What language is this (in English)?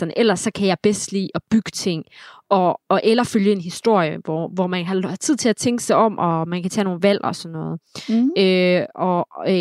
Danish